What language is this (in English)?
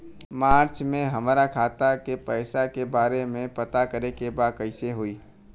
Bhojpuri